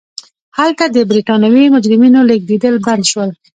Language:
Pashto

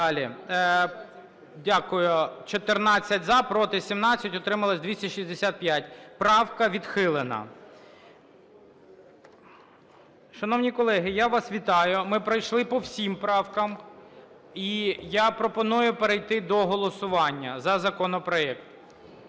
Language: Ukrainian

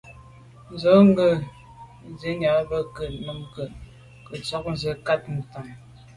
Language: Medumba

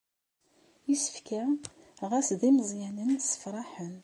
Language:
Kabyle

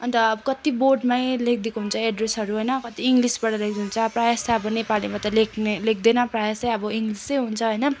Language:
Nepali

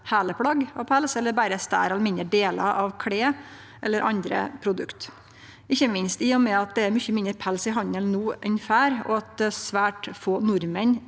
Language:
Norwegian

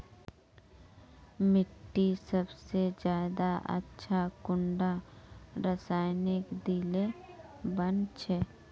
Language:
Magahi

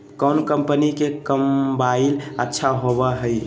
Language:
Magahi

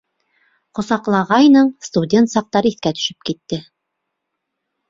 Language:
Bashkir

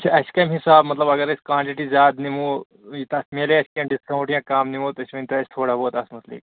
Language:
Kashmiri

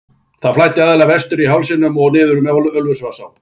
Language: Icelandic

